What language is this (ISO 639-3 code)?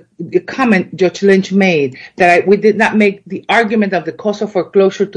eng